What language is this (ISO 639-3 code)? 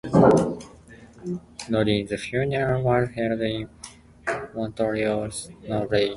eng